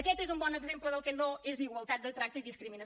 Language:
Catalan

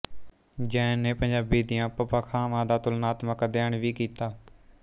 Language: Punjabi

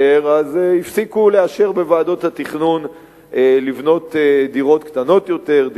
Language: Hebrew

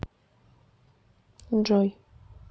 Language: Russian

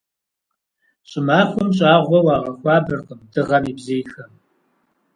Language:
Kabardian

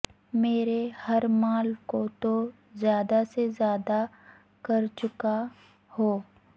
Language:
Urdu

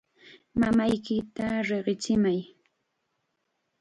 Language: Chiquián Ancash Quechua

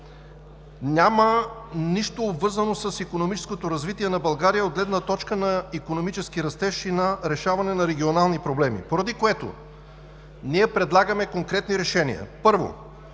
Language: Bulgarian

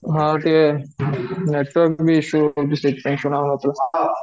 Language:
Odia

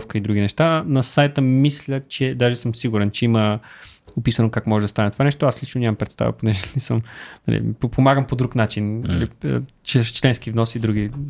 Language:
Bulgarian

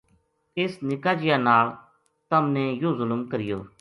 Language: Gujari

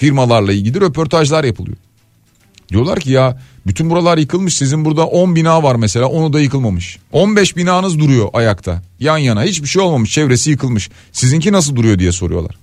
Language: Turkish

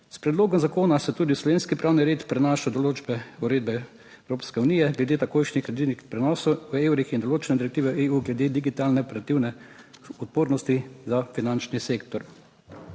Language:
Slovenian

